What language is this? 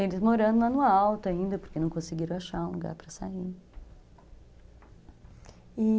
Portuguese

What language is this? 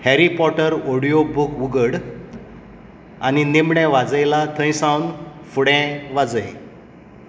Konkani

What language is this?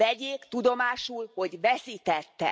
Hungarian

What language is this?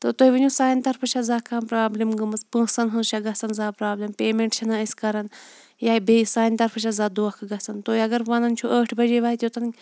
Kashmiri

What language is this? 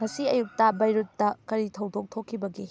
Manipuri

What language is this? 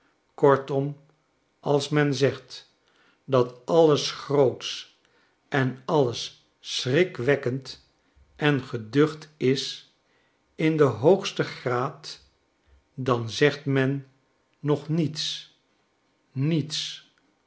Dutch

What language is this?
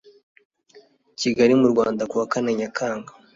Kinyarwanda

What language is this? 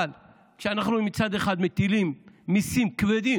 Hebrew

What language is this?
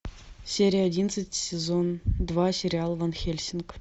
Russian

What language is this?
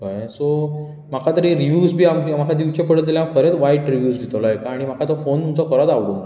Konkani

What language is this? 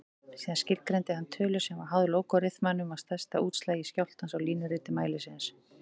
Icelandic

